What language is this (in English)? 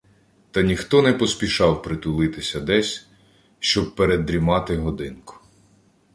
Ukrainian